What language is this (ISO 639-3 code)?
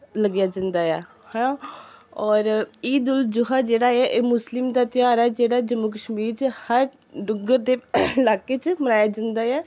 doi